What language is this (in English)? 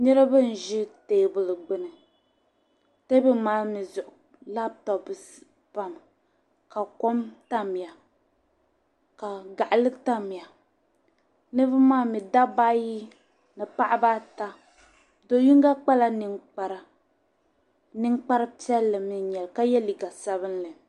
Dagbani